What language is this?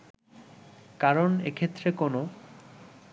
Bangla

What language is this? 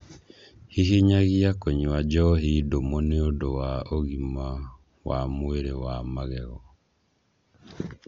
Kikuyu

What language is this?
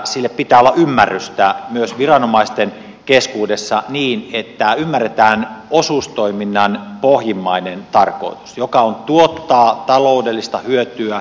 Finnish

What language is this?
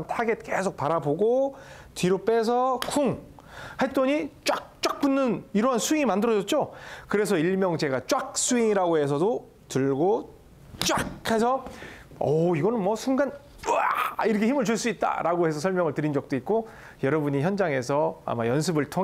Korean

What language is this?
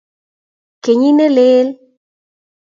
Kalenjin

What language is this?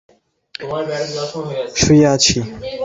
Bangla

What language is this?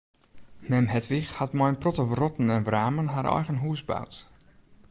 Western Frisian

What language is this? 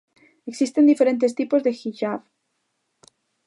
Galician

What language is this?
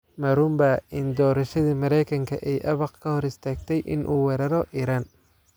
Somali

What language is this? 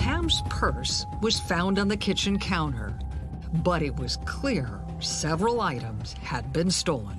English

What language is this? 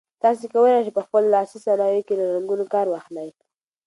Pashto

